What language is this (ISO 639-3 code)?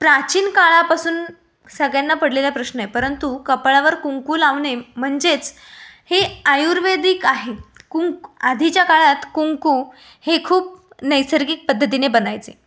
mar